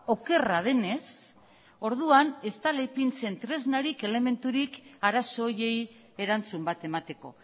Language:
Basque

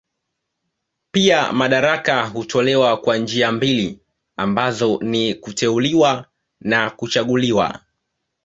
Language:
Swahili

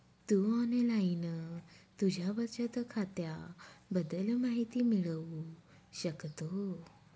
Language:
Marathi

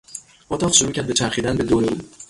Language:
Persian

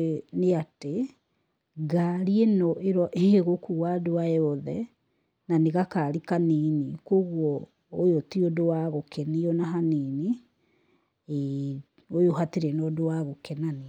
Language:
Kikuyu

